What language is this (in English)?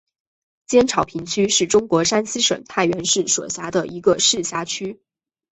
Chinese